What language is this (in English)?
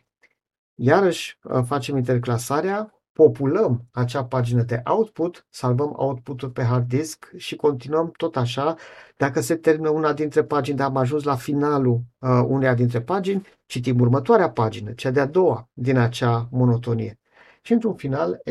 Romanian